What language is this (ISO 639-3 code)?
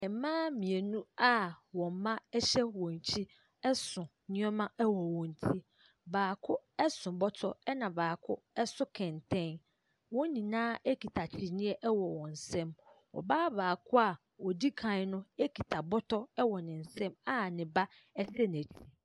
aka